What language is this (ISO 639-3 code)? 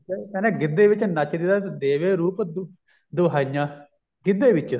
pan